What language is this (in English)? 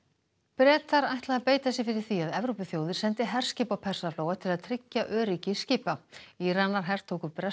Icelandic